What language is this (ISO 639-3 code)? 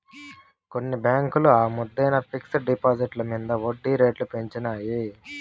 tel